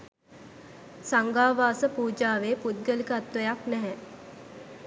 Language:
Sinhala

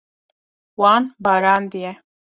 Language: Kurdish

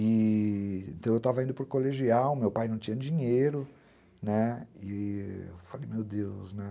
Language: Portuguese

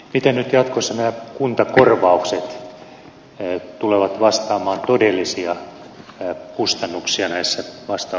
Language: Finnish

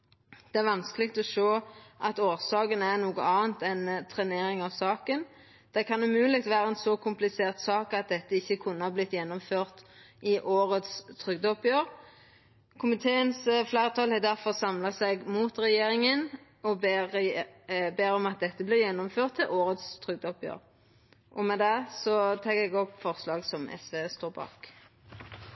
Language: Norwegian Nynorsk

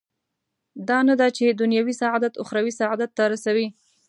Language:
Pashto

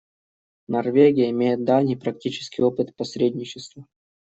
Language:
Russian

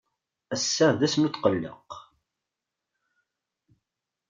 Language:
Kabyle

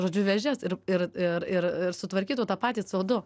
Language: Lithuanian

